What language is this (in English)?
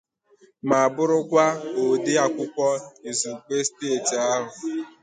Igbo